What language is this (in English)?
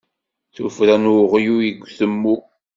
Kabyle